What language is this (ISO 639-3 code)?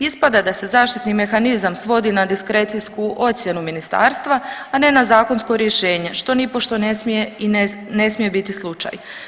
hrv